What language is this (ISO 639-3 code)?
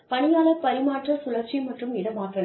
tam